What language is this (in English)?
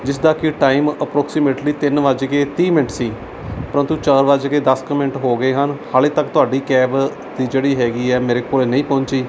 Punjabi